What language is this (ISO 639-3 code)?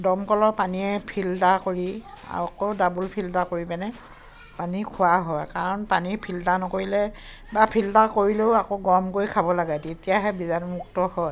asm